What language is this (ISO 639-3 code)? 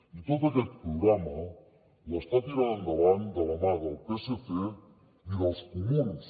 cat